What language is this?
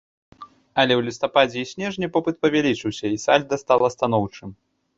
Belarusian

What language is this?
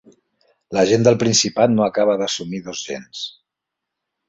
Catalan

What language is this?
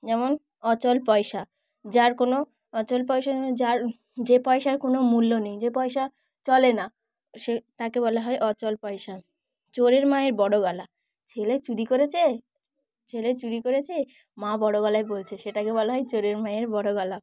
Bangla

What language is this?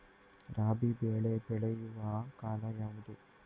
Kannada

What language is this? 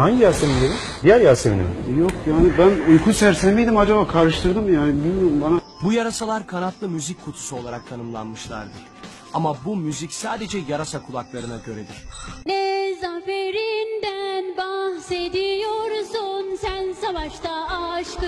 Turkish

